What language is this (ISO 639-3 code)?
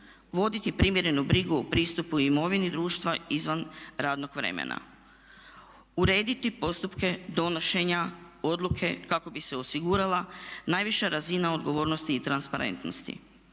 hrv